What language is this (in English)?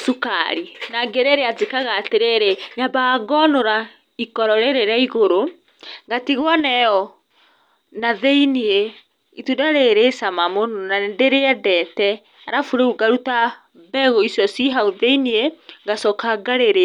Kikuyu